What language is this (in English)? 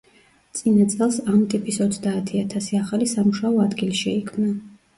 Georgian